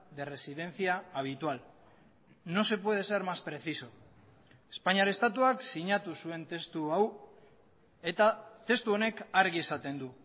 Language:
Basque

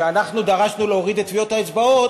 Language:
Hebrew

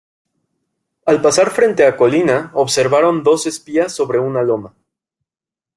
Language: Spanish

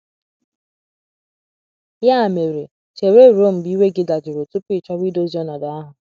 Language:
Igbo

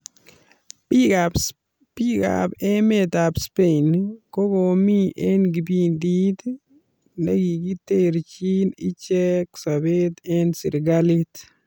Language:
Kalenjin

